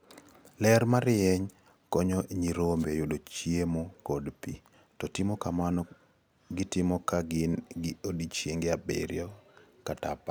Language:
Luo (Kenya and Tanzania)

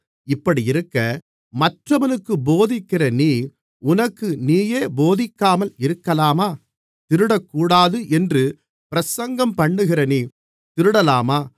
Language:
Tamil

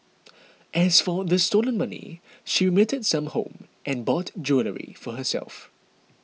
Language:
English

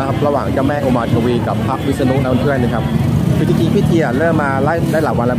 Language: Thai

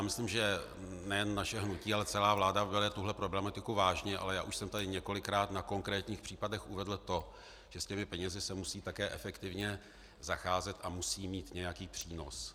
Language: Czech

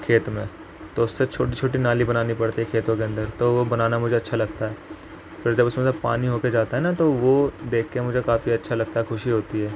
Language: Urdu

